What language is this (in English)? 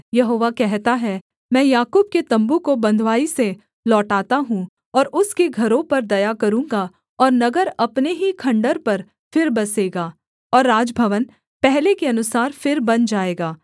Hindi